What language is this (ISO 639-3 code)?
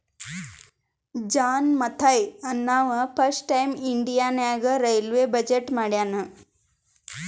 kan